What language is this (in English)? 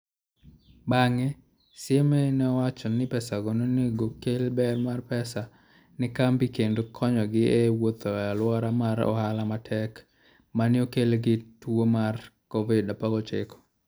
Luo (Kenya and Tanzania)